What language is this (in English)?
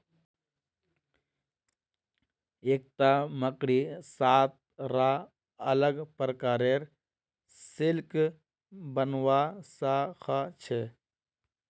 Magahi